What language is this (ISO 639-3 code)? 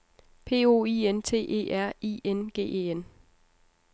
dan